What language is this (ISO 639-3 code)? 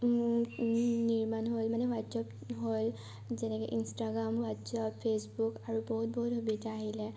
asm